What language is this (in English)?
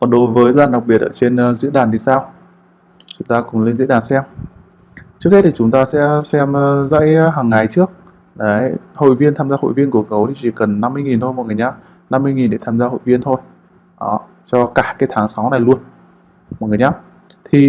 Vietnamese